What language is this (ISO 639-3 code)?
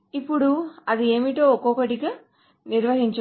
tel